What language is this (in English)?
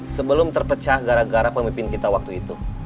Indonesian